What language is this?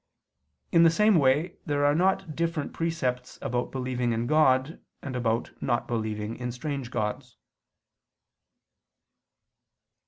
English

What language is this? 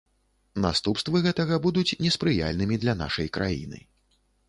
Belarusian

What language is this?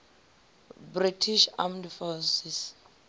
Venda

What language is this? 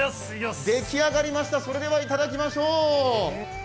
Japanese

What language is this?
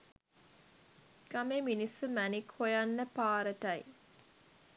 Sinhala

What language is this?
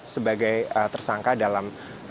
Indonesian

